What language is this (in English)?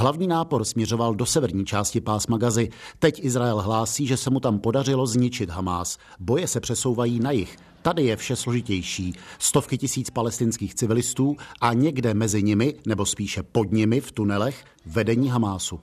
Czech